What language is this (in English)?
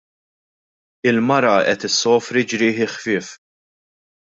Maltese